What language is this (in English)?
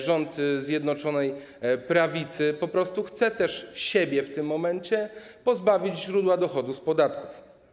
Polish